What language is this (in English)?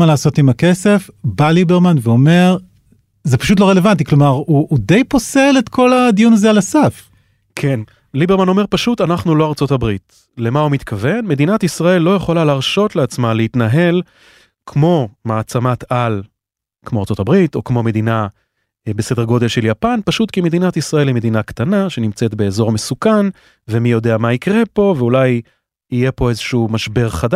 Hebrew